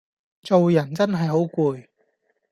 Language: Cantonese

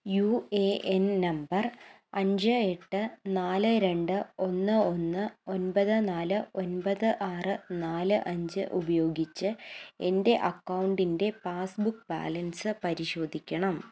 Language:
Malayalam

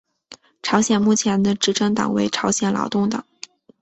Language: Chinese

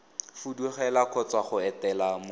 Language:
Tswana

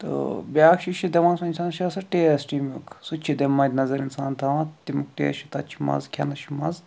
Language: Kashmiri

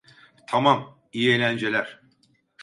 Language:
Turkish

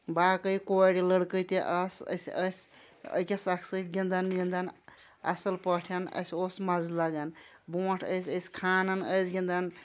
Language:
Kashmiri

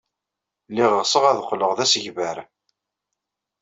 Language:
Kabyle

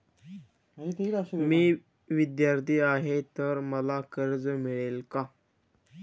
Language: Marathi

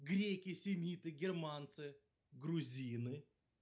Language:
Russian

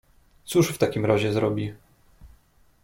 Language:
Polish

